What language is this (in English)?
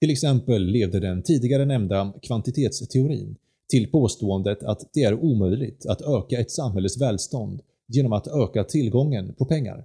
Swedish